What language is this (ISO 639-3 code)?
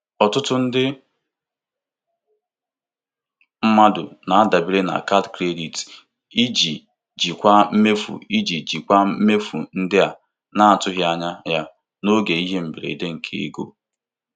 ibo